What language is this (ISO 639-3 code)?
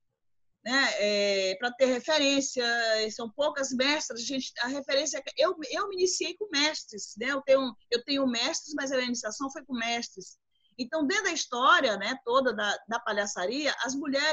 por